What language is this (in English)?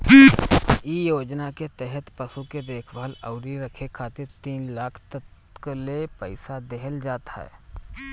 Bhojpuri